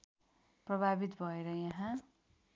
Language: Nepali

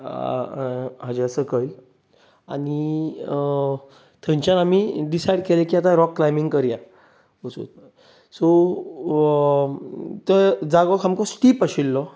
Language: Konkani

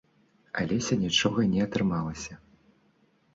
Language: Belarusian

